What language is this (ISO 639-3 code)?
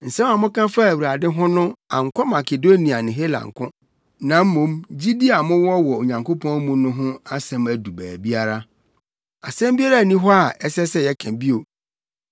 aka